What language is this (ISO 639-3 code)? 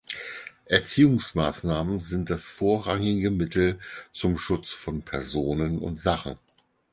deu